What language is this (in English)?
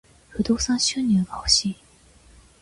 Japanese